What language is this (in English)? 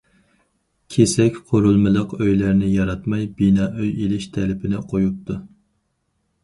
Uyghur